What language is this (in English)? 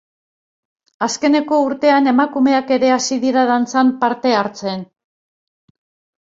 Basque